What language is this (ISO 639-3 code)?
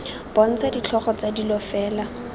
tsn